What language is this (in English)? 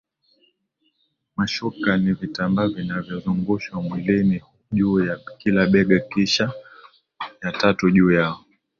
Swahili